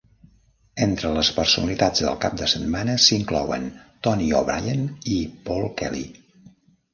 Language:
Catalan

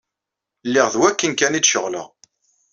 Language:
Kabyle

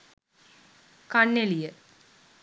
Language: Sinhala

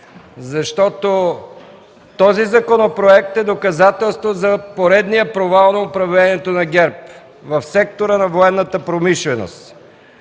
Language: Bulgarian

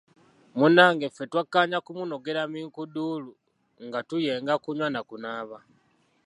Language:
Ganda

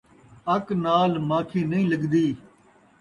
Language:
Saraiki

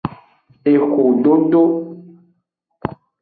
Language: Aja (Benin)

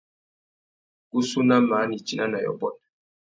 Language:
Tuki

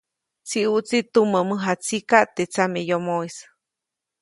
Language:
Copainalá Zoque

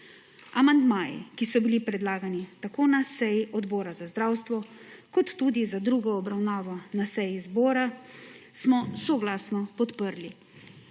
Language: Slovenian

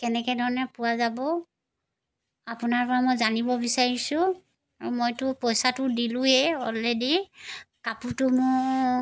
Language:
Assamese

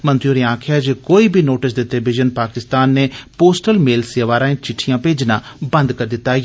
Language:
Dogri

